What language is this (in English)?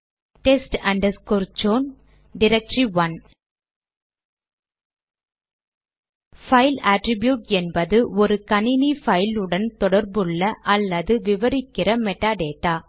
Tamil